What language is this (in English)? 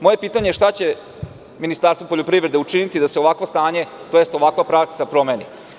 Serbian